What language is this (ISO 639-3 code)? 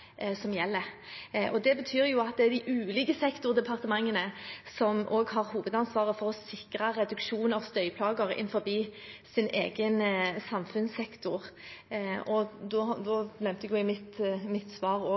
nob